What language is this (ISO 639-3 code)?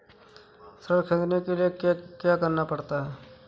hin